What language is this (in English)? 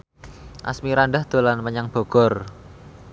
Javanese